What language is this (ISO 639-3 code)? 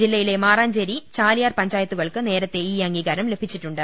mal